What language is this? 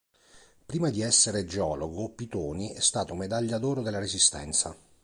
Italian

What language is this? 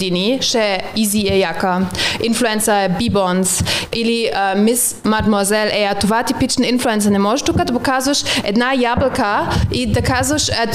Bulgarian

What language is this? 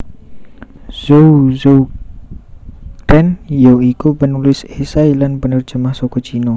Javanese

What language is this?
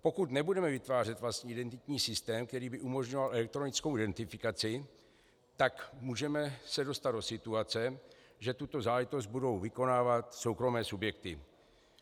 Czech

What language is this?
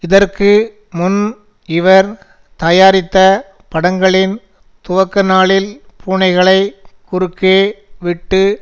Tamil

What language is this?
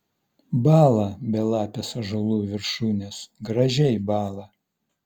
Lithuanian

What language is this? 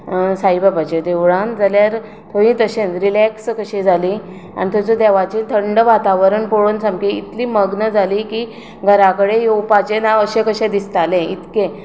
Konkani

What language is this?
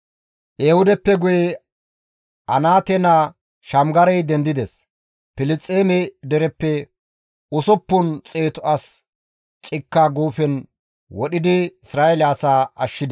Gamo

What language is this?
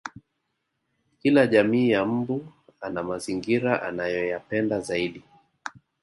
Swahili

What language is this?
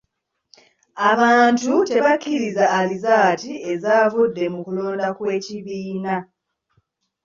Ganda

